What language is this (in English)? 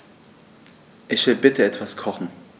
German